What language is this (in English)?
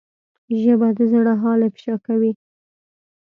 Pashto